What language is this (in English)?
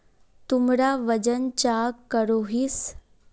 Magahi